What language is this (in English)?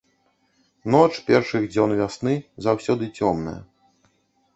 Belarusian